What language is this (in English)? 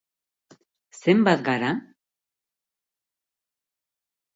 Basque